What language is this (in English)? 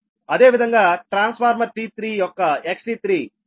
Telugu